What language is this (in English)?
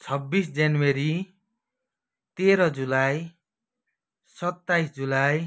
Nepali